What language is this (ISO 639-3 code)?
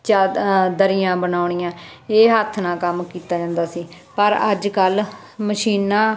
pan